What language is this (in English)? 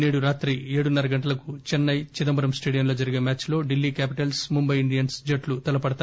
Telugu